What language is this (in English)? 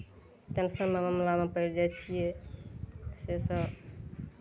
Maithili